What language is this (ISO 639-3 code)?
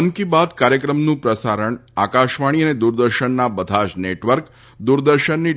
guj